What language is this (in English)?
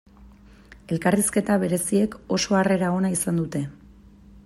Basque